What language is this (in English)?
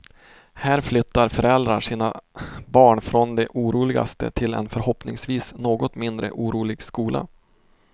Swedish